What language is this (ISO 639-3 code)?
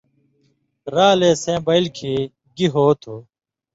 mvy